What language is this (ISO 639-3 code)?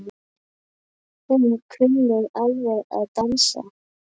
isl